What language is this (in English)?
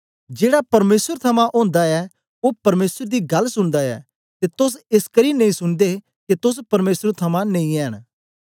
Dogri